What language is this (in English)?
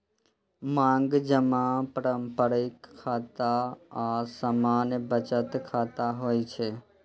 Maithili